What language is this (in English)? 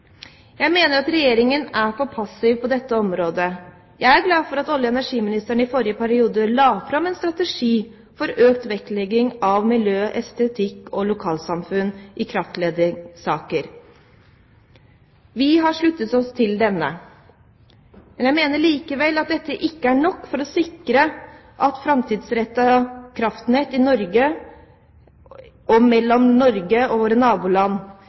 Norwegian Bokmål